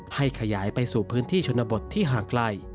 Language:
Thai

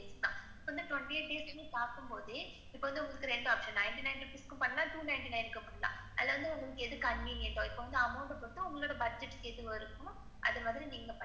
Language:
Tamil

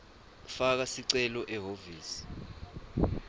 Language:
Swati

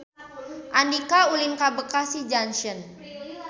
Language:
Sundanese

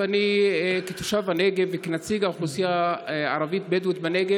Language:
Hebrew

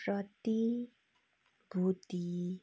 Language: Nepali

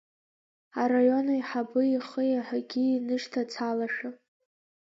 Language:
Abkhazian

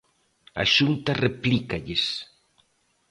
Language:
Galician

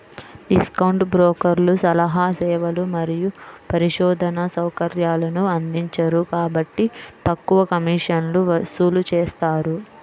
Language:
Telugu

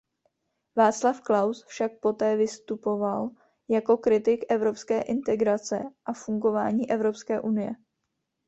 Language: Czech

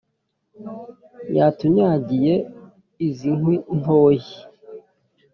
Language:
Kinyarwanda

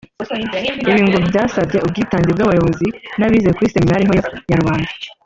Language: Kinyarwanda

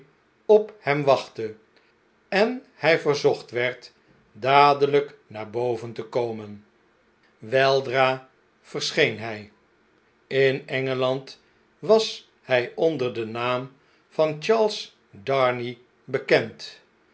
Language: Dutch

